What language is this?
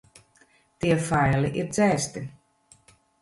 Latvian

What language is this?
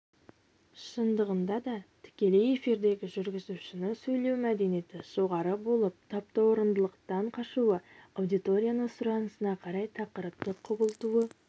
Kazakh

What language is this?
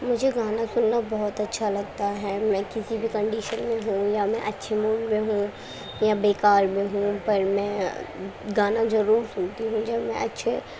Urdu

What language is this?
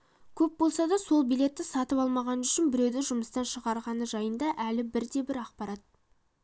Kazakh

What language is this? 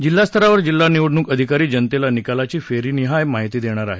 Marathi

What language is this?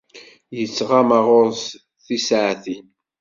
Kabyle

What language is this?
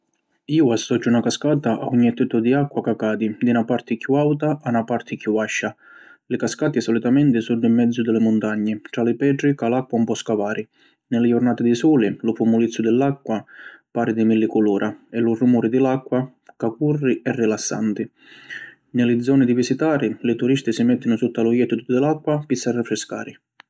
Sicilian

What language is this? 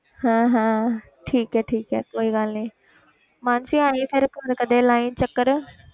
Punjabi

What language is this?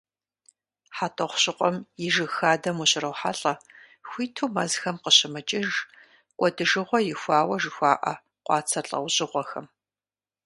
Kabardian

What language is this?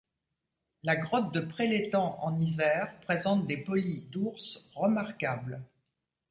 French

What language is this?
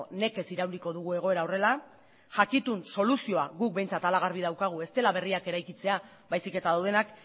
Basque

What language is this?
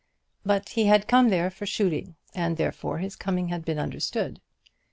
English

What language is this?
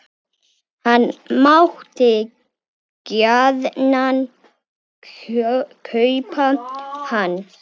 Icelandic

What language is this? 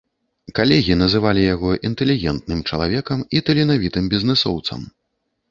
Belarusian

